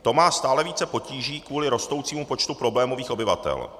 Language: Czech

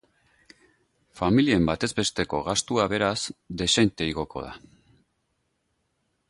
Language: Basque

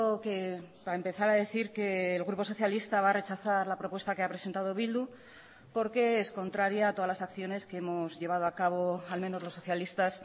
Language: Spanish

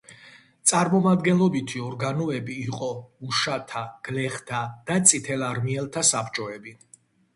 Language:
Georgian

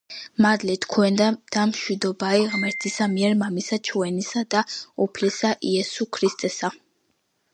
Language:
Georgian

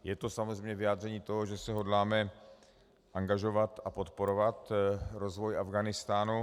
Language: Czech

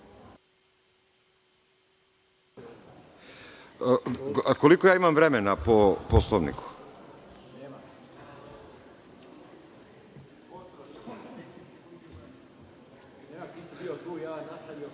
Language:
Serbian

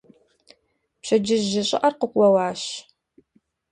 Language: Kabardian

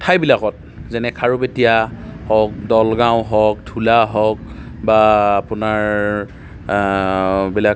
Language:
Assamese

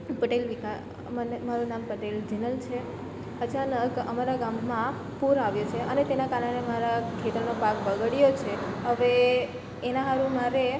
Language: Gujarati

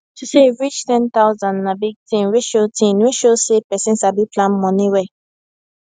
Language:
Nigerian Pidgin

